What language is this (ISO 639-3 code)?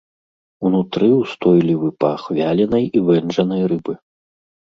bel